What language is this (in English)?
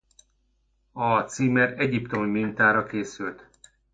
Hungarian